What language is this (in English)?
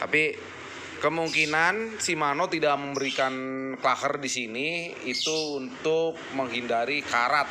Indonesian